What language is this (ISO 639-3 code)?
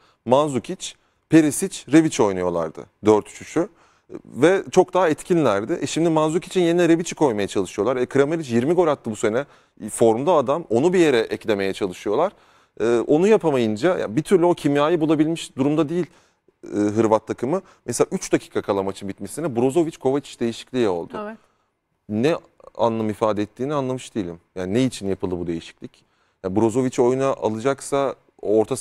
tur